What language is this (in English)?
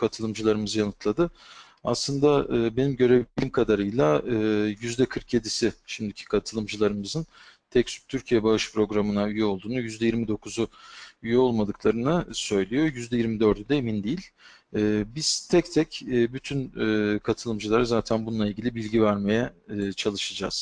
Turkish